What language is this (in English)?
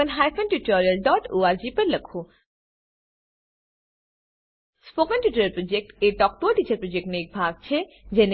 Gujarati